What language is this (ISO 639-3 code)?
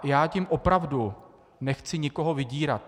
ces